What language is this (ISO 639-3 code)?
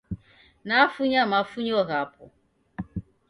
dav